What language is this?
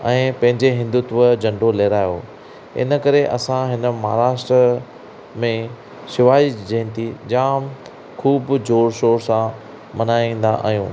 Sindhi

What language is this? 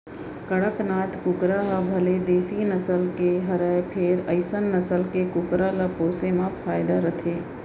Chhattisgarhi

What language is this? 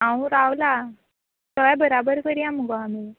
Konkani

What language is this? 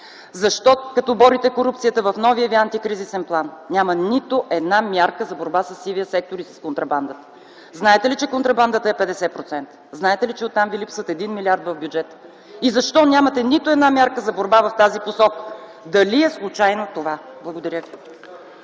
Bulgarian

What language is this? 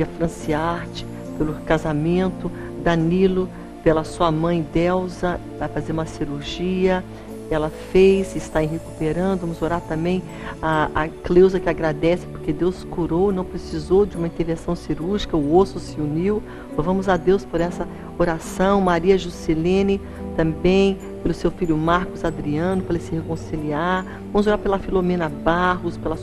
Portuguese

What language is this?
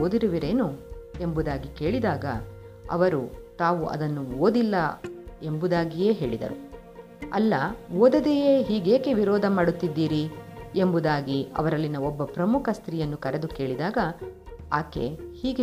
Kannada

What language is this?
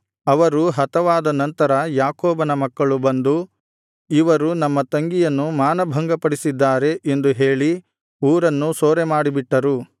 Kannada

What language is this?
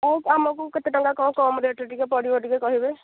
Odia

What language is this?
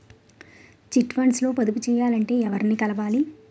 Telugu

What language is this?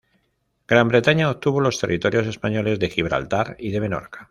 Spanish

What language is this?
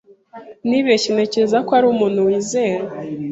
Kinyarwanda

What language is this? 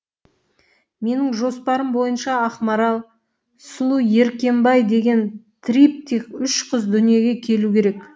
Kazakh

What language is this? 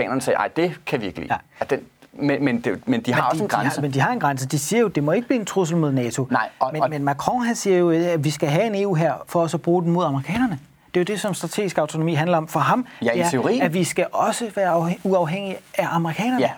Danish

